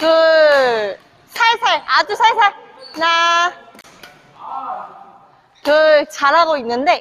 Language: Korean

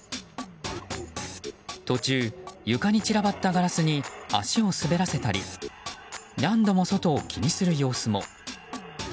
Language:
Japanese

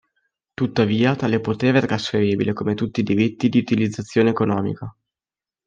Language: Italian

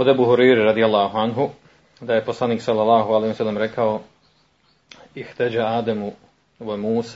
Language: Croatian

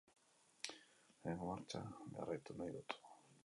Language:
Basque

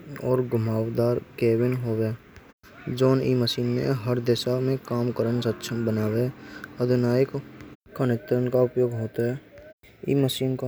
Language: Braj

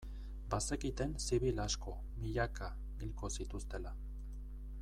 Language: Basque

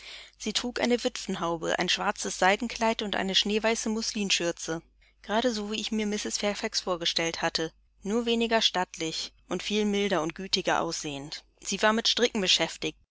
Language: German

